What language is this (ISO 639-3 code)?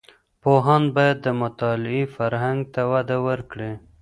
pus